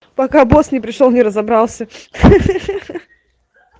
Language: Russian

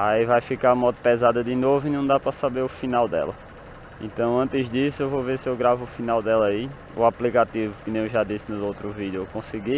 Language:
Portuguese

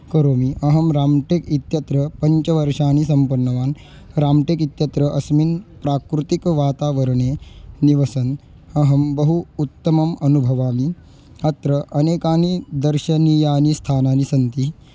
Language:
Sanskrit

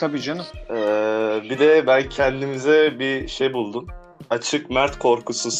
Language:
Turkish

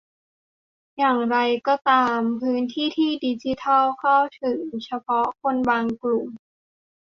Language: Thai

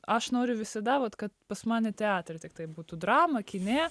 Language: Lithuanian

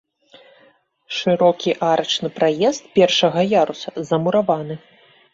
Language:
Belarusian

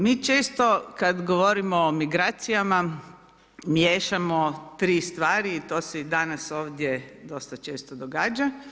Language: Croatian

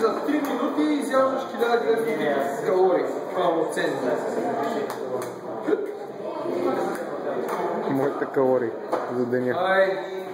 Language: Bulgarian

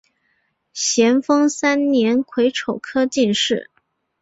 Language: Chinese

